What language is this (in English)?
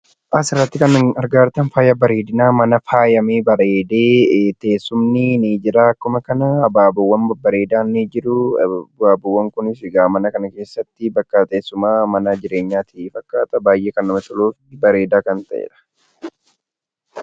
Oromo